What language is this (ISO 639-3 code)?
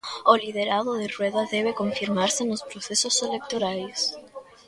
glg